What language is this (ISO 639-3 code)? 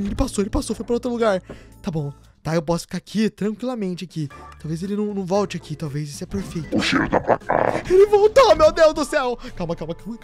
por